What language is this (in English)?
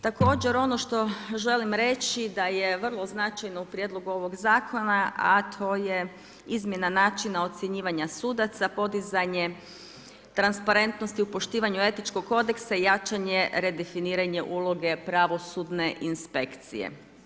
Croatian